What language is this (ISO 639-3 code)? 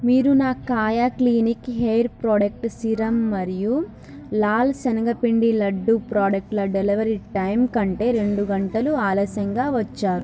tel